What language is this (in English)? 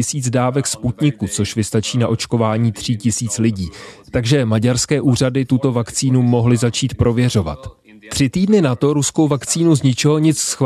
Czech